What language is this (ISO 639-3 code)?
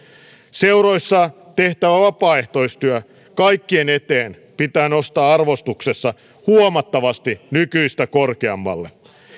fin